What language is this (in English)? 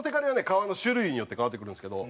Japanese